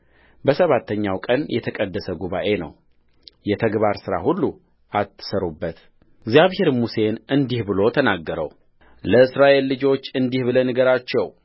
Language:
Amharic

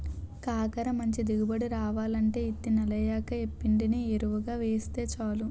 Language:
Telugu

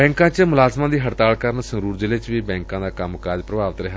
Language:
Punjabi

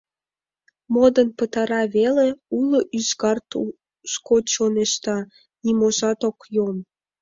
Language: Mari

